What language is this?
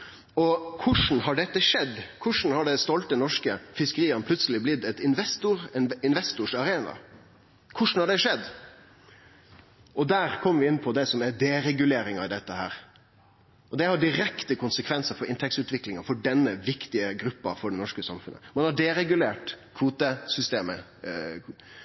Norwegian Nynorsk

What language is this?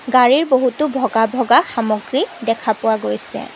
Assamese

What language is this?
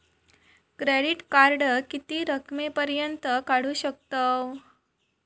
Marathi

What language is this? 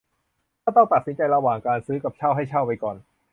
Thai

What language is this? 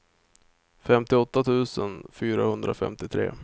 Swedish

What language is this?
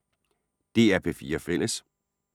Danish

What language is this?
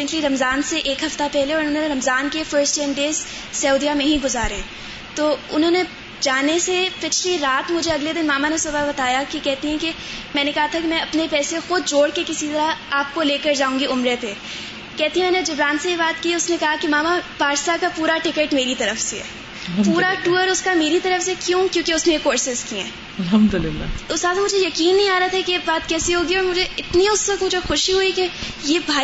Urdu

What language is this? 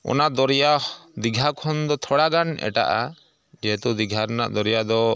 Santali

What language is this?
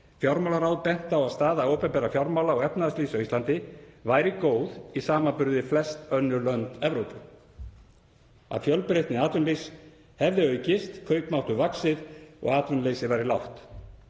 Icelandic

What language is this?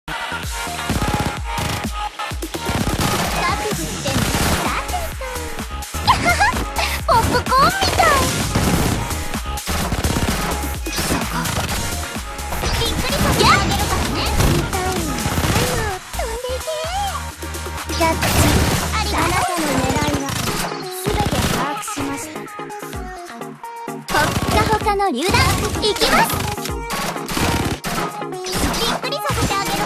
Japanese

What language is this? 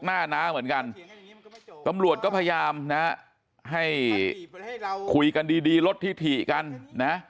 Thai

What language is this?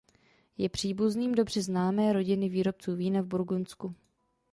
Czech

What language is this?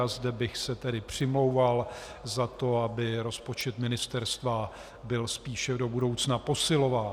Czech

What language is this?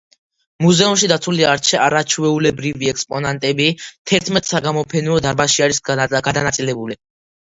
Georgian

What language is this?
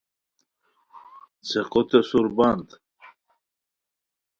Khowar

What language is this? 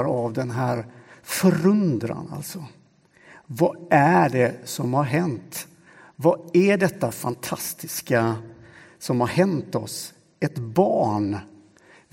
Swedish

